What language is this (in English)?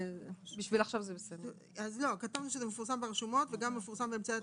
Hebrew